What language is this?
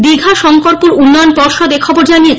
Bangla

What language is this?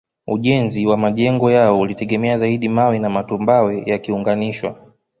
Swahili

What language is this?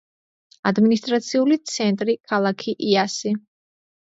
Georgian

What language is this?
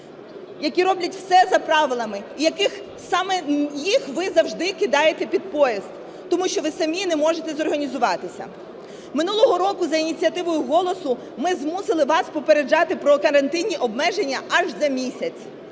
Ukrainian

